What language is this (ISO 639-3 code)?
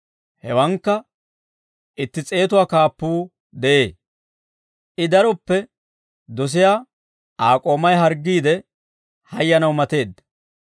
dwr